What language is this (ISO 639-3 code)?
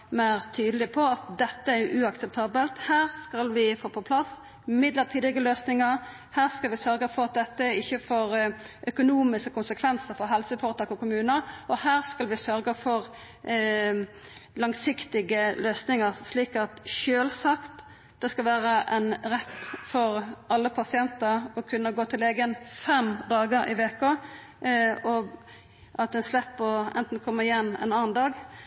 nno